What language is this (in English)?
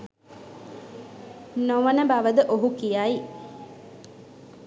Sinhala